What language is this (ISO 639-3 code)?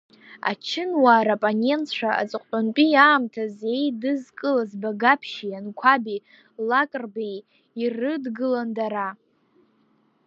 abk